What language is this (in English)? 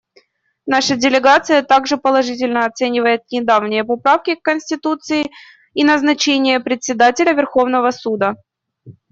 Russian